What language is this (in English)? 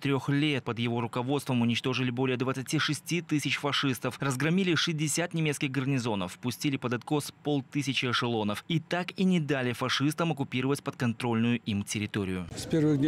Russian